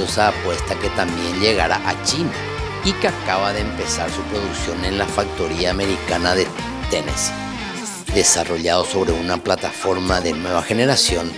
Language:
Spanish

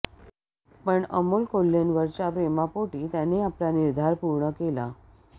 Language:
Marathi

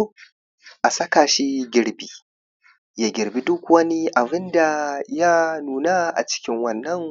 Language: Hausa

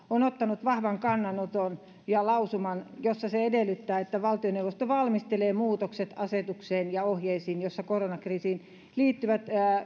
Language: Finnish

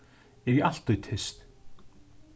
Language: Faroese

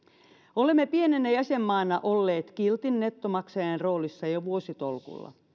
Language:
Finnish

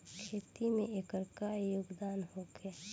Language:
Bhojpuri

